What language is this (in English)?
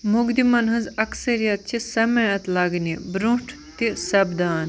Kashmiri